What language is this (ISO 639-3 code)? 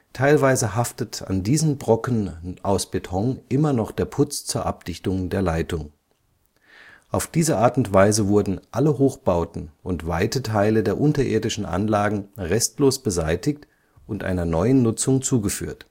deu